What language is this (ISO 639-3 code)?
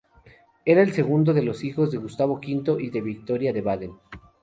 spa